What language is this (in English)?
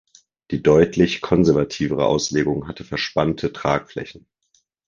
German